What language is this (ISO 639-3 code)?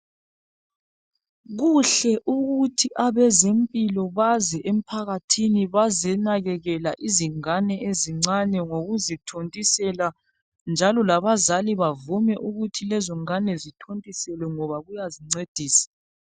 nde